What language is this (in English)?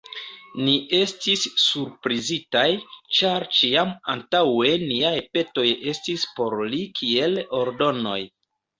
Esperanto